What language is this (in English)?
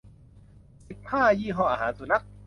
Thai